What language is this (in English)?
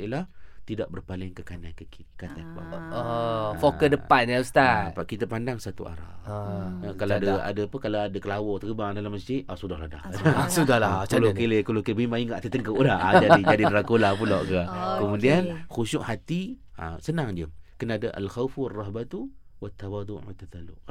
Malay